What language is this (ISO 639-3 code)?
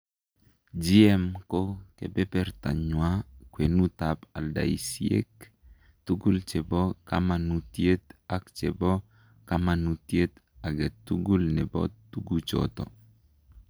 kln